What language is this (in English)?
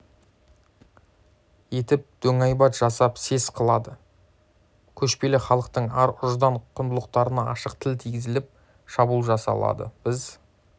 Kazakh